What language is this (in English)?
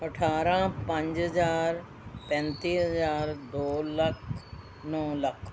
Punjabi